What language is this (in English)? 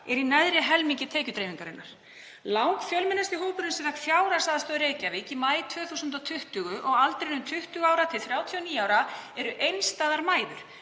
Icelandic